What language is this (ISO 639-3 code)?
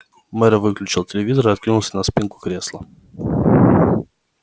rus